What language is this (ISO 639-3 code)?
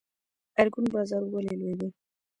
pus